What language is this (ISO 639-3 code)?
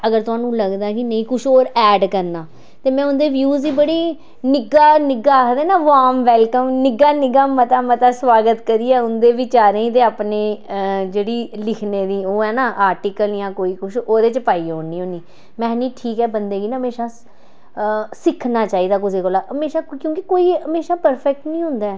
doi